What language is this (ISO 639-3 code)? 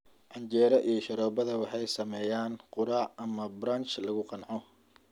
som